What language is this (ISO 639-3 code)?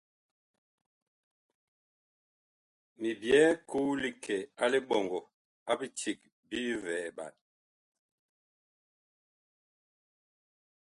bkh